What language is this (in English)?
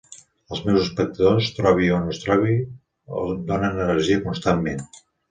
Catalan